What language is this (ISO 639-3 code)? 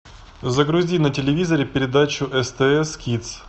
rus